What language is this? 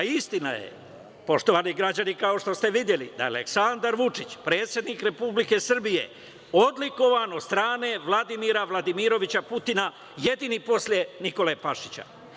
Serbian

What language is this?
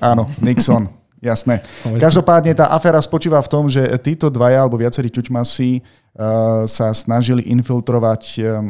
Slovak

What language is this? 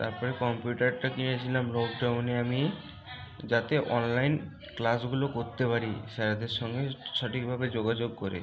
Bangla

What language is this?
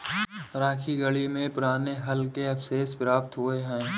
Hindi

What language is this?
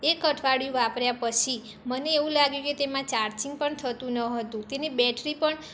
Gujarati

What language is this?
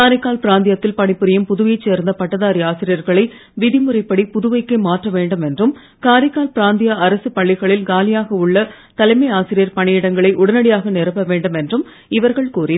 Tamil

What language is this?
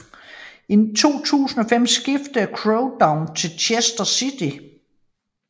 Danish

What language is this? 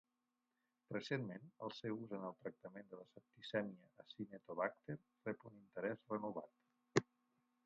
Catalan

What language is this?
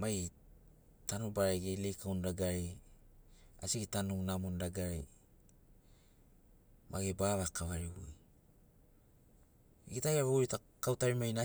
Sinaugoro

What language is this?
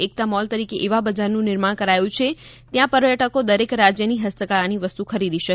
Gujarati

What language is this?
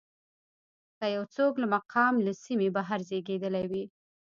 Pashto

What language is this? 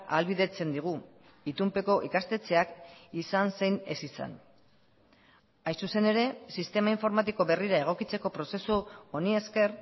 Basque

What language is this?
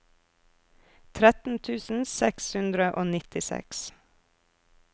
Norwegian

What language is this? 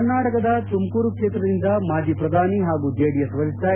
Kannada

